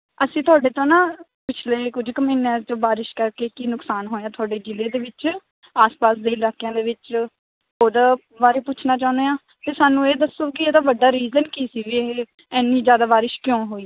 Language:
Punjabi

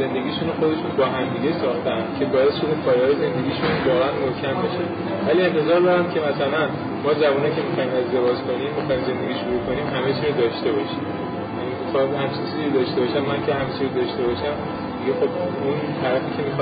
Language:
Persian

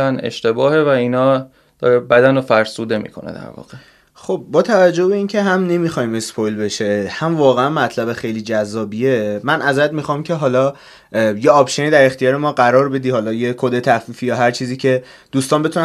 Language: Persian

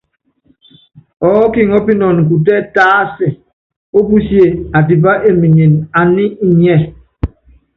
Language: Yangben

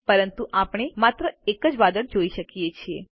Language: Gujarati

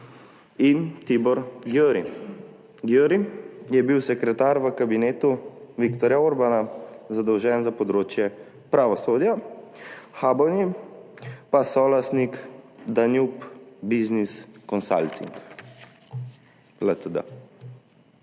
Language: Slovenian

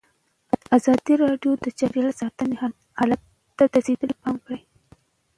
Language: Pashto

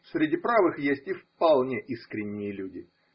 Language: Russian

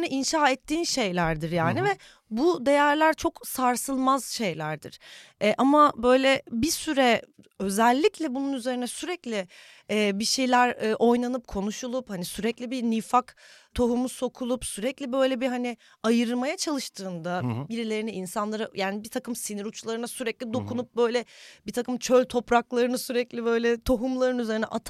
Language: Turkish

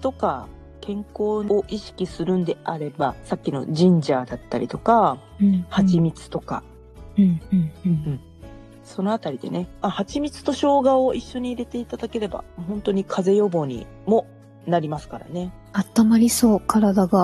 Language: Japanese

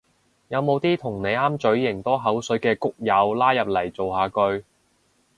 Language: Cantonese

